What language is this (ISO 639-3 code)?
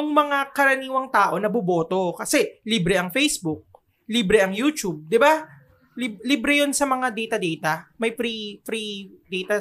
fil